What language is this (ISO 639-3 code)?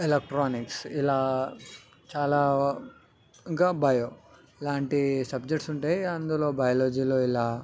tel